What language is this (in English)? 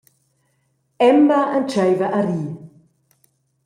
Romansh